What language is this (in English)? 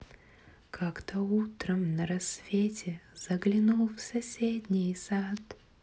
Russian